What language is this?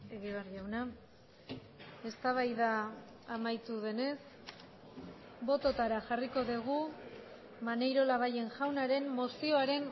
Basque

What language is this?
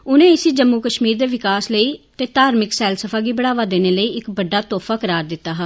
Dogri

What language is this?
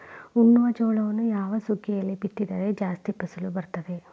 Kannada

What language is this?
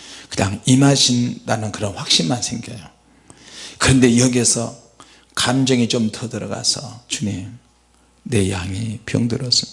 Korean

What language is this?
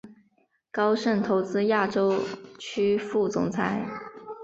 Chinese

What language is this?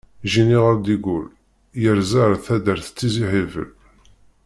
Kabyle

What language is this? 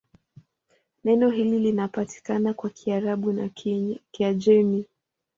Swahili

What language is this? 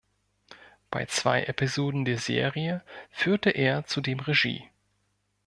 German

